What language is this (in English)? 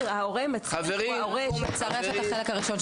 Hebrew